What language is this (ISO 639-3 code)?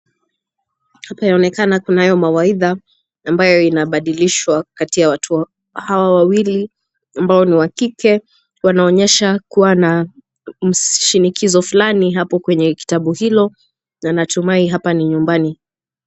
swa